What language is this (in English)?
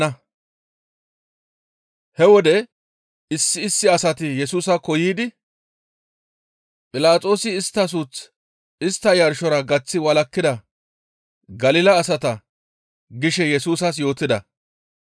Gamo